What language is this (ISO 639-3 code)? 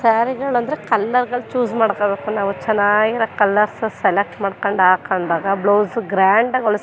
kan